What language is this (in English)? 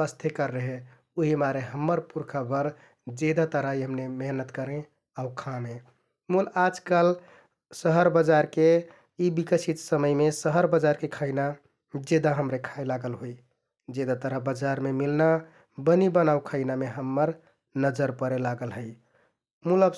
Kathoriya Tharu